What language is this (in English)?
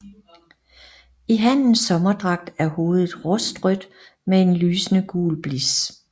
Danish